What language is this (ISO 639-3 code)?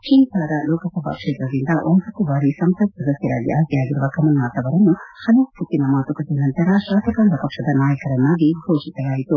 kan